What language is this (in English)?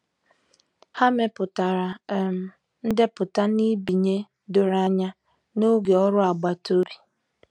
Igbo